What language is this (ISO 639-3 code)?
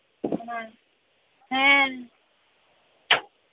sat